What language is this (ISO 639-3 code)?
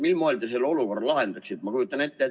est